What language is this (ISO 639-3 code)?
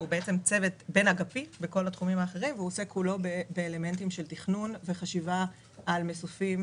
heb